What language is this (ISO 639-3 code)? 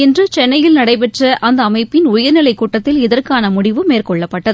tam